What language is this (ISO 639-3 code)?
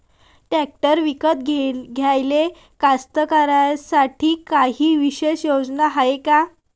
mar